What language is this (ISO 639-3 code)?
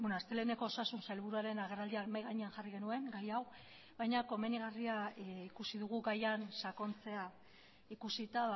eus